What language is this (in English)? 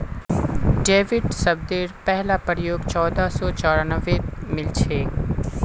Magahi